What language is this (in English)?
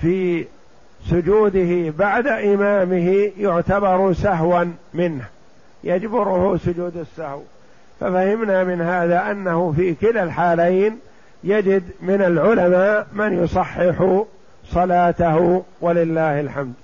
Arabic